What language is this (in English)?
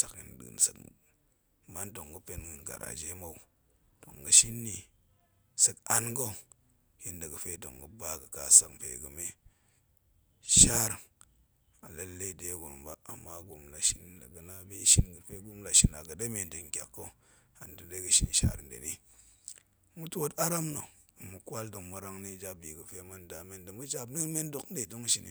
Goemai